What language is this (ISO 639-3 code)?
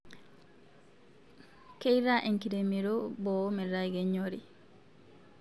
mas